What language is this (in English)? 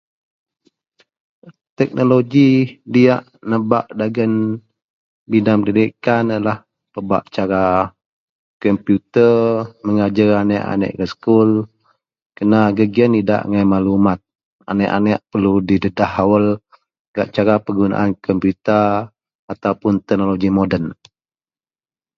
Central Melanau